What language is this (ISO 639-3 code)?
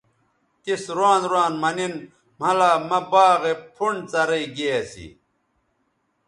btv